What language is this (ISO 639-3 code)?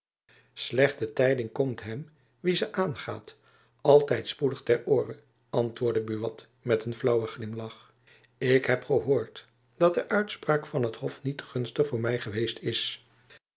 nld